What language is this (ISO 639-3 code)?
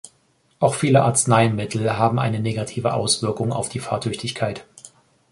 deu